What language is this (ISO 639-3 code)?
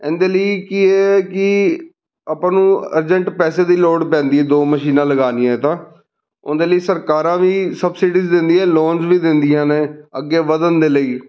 pan